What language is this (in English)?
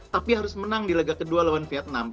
Indonesian